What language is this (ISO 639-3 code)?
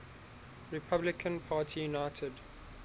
eng